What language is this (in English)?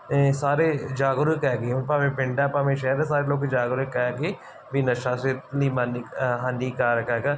Punjabi